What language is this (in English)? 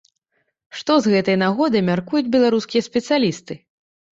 Belarusian